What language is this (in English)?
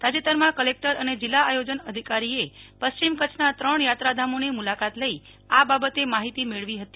Gujarati